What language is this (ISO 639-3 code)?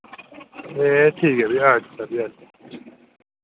doi